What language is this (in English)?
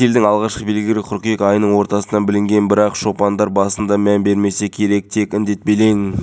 Kazakh